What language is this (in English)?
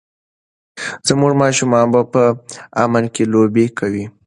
Pashto